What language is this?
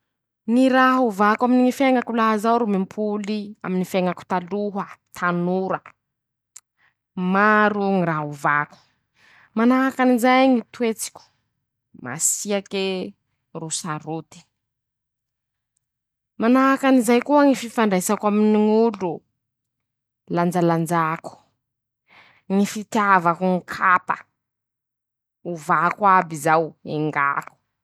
Masikoro Malagasy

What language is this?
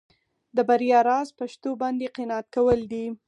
Pashto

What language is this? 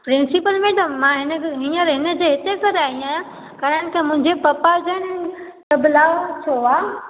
Sindhi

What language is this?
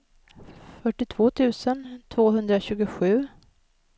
Swedish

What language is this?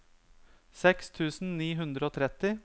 Norwegian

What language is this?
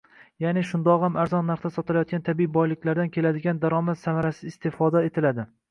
Uzbek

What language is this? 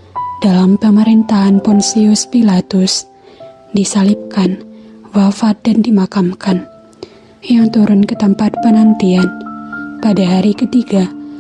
Indonesian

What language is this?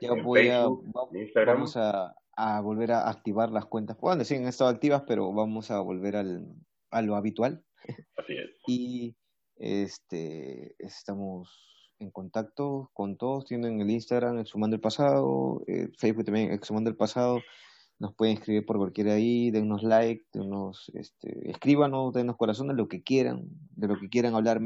Spanish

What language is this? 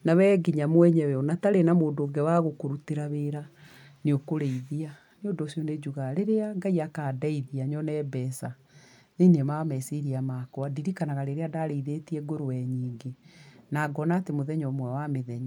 Kikuyu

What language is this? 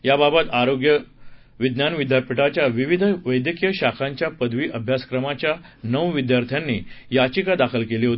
Marathi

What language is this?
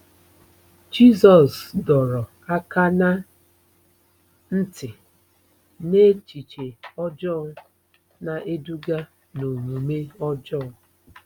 Igbo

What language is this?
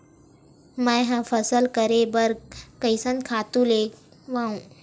Chhattisgarhi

